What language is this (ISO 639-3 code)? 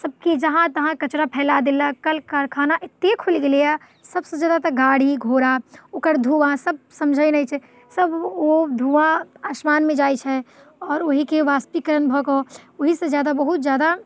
mai